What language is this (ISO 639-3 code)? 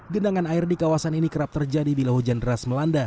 ind